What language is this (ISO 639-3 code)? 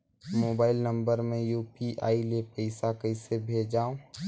hne